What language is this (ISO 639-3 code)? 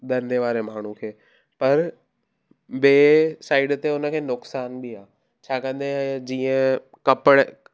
snd